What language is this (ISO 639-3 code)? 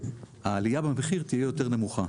heb